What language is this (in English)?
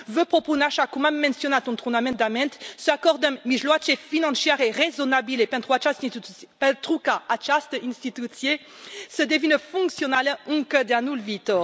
Romanian